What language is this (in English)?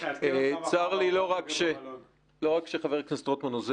Hebrew